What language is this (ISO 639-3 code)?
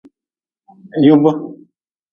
nmz